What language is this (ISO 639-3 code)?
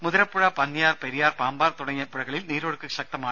mal